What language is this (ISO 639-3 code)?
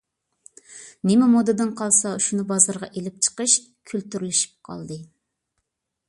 uig